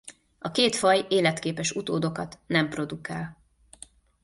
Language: Hungarian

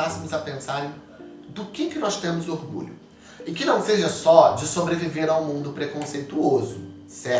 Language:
Portuguese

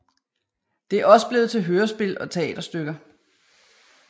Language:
Danish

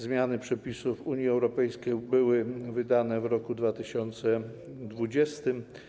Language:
Polish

